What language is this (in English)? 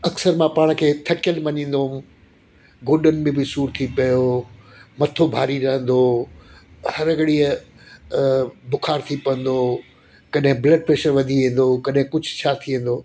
Sindhi